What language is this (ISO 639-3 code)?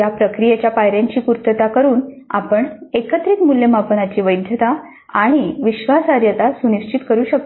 mar